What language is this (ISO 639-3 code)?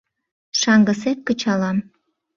chm